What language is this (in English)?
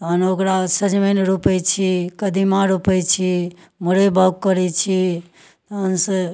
Maithili